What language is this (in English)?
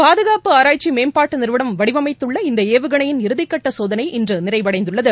Tamil